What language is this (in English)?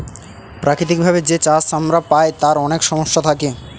Bangla